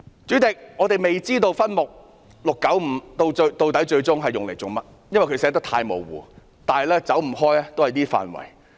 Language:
Cantonese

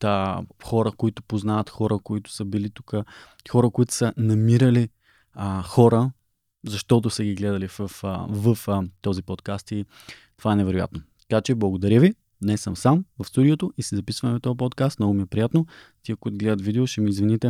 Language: Bulgarian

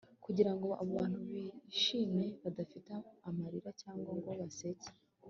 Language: Kinyarwanda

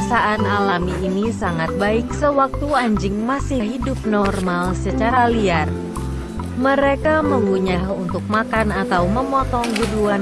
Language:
Indonesian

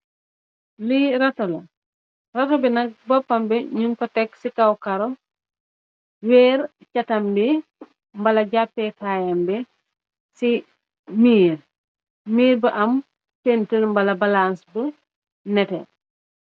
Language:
Wolof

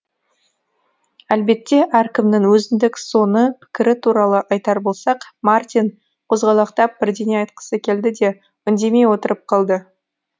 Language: Kazakh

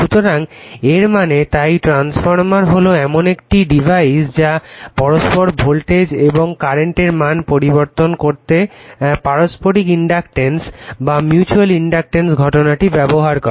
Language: Bangla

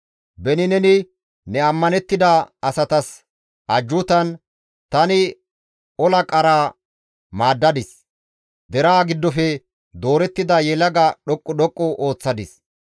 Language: Gamo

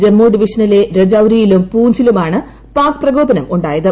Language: Malayalam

